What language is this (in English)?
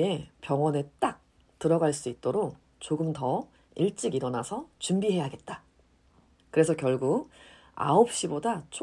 Korean